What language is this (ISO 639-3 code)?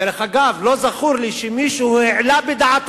heb